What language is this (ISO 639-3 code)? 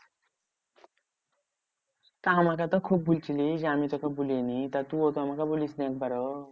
ben